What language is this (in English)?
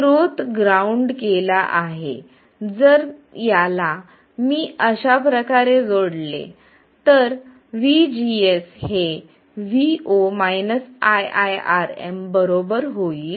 Marathi